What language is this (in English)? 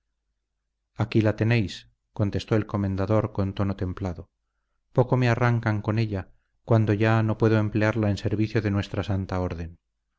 Spanish